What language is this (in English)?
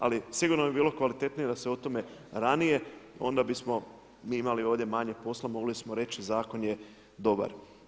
Croatian